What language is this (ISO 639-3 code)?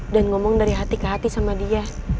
ind